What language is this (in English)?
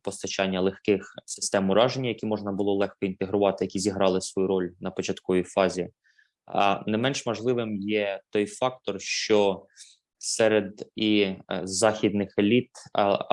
Ukrainian